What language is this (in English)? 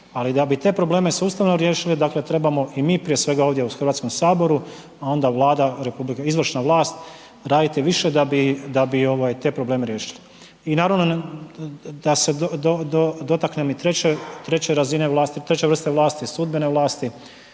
Croatian